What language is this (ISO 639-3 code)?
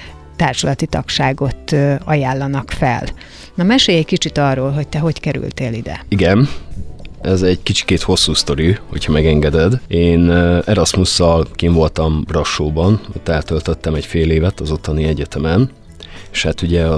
hun